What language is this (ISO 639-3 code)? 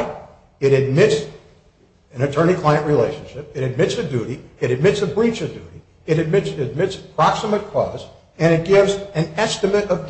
eng